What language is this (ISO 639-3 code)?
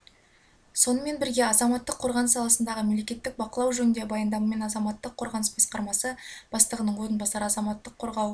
kaz